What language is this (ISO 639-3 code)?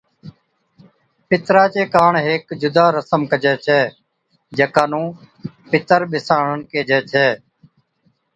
odk